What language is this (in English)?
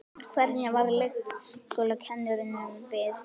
Icelandic